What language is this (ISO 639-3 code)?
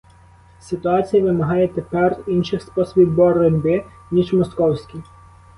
ukr